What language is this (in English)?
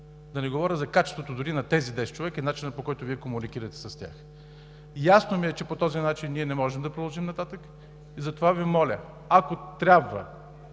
Bulgarian